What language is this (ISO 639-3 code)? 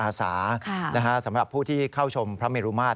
tha